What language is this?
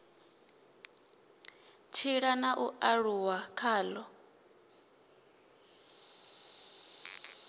Venda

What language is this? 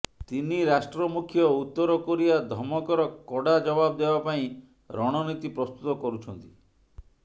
Odia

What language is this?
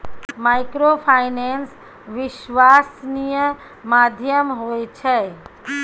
Maithili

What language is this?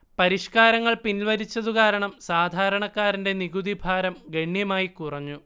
Malayalam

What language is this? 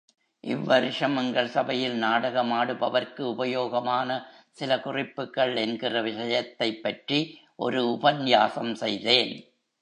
Tamil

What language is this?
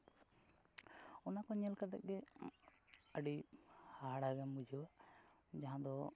Santali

